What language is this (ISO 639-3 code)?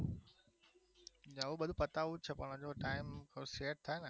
guj